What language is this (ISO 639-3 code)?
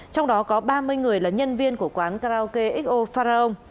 vie